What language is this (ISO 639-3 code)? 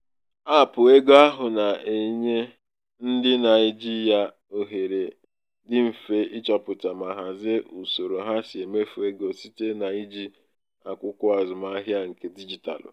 ibo